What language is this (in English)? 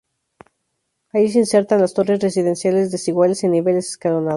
Spanish